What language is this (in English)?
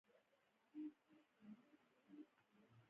Pashto